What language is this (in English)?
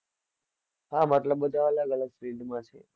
Gujarati